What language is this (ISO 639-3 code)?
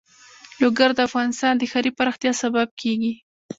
pus